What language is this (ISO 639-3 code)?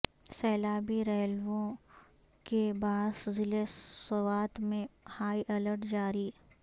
urd